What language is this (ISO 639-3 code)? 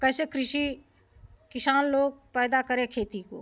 hin